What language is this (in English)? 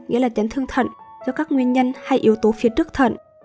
Vietnamese